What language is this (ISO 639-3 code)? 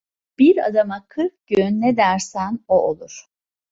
tur